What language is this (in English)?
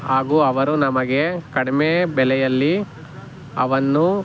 Kannada